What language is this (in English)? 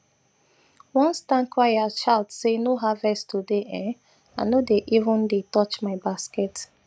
Nigerian Pidgin